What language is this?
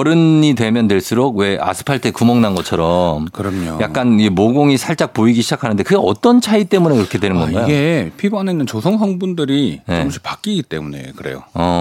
Korean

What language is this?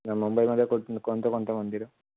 Marathi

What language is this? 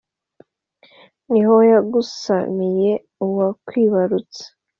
Kinyarwanda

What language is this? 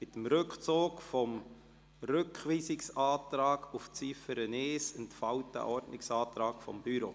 Swiss German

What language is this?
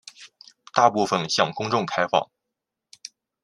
Chinese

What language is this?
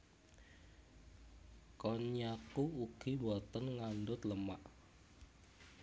Javanese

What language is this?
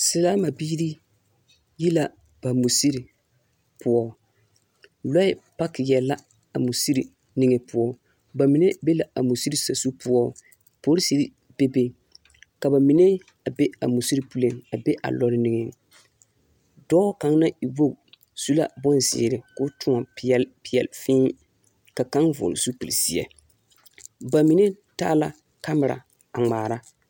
Southern Dagaare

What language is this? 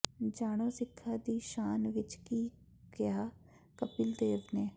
Punjabi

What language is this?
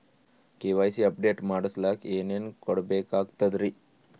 Kannada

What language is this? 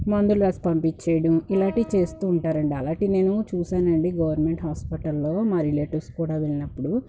Telugu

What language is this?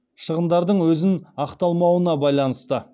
Kazakh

